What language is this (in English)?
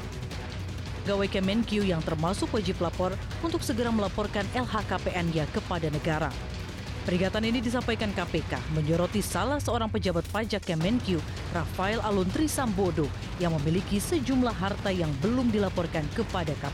Indonesian